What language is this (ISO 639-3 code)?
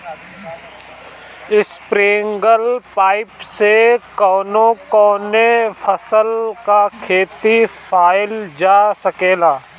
bho